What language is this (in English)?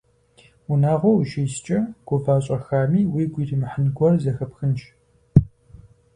Kabardian